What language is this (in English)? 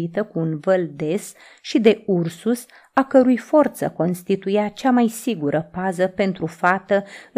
Romanian